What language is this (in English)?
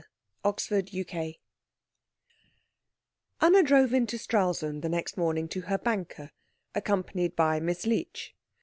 English